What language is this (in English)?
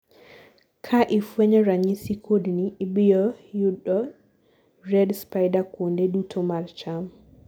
Luo (Kenya and Tanzania)